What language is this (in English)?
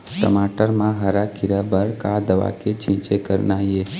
Chhattisgarhi